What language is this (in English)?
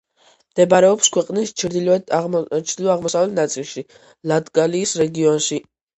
Georgian